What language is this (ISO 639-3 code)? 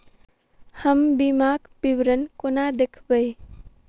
mai